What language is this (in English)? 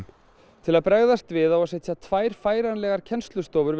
Icelandic